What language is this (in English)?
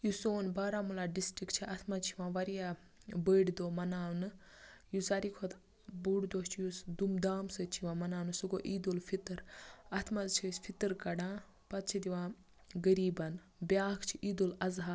Kashmiri